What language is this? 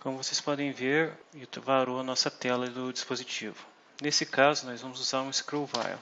Portuguese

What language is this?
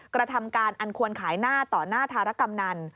Thai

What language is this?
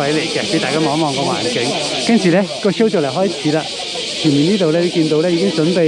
Chinese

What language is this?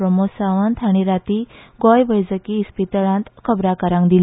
Konkani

